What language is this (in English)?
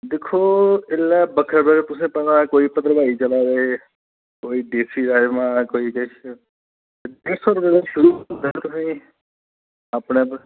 Dogri